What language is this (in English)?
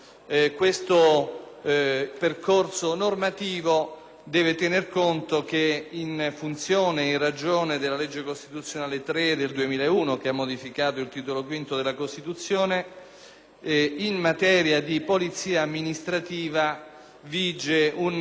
Italian